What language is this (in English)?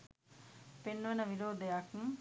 Sinhala